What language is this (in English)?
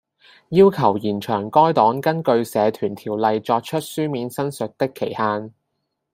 Cantonese